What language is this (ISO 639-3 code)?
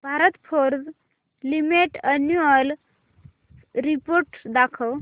mar